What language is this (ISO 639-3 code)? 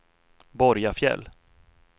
swe